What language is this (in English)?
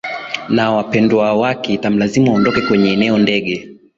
Swahili